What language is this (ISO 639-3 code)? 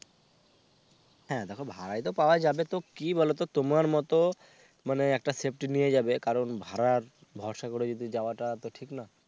ben